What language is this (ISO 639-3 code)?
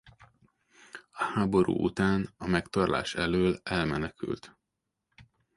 hun